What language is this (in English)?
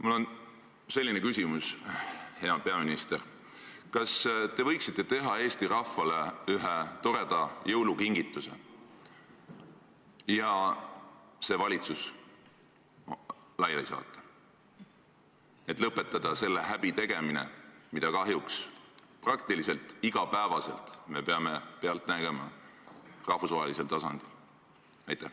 Estonian